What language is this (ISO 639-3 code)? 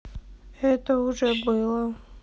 rus